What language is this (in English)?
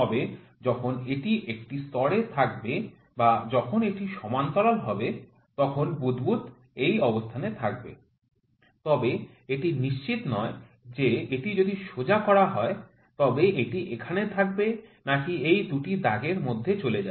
Bangla